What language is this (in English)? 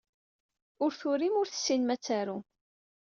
Kabyle